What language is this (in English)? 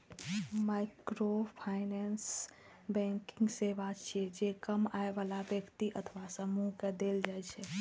Maithili